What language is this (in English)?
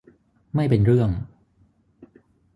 Thai